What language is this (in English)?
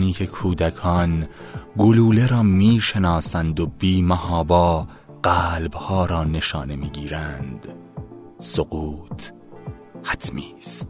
Persian